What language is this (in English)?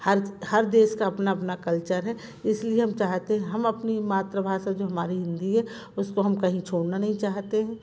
Hindi